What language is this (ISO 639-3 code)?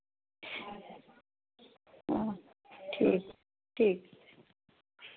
doi